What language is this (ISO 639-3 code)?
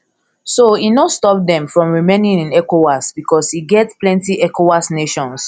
pcm